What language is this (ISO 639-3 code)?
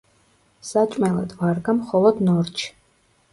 kat